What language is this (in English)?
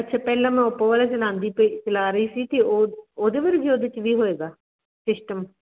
Punjabi